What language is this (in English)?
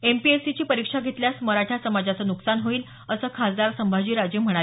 Marathi